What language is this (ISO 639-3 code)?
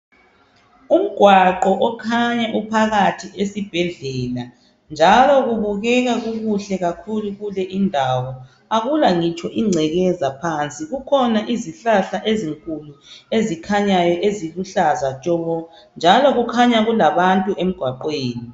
nde